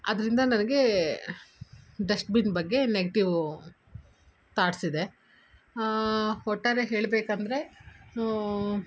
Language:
Kannada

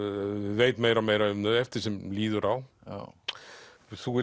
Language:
Icelandic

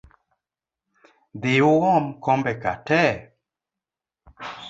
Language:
Luo (Kenya and Tanzania)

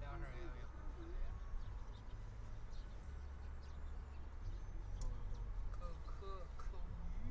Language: Chinese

